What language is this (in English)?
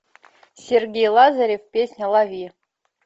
Russian